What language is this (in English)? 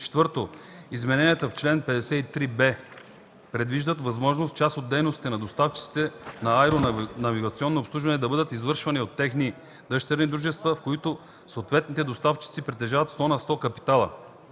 Bulgarian